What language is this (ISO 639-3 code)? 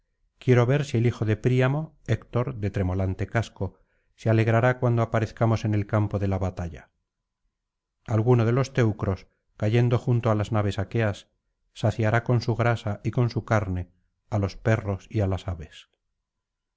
spa